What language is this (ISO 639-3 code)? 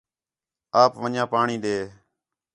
xhe